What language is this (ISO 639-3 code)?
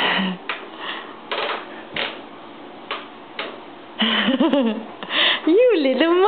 ces